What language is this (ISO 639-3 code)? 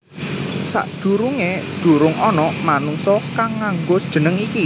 jav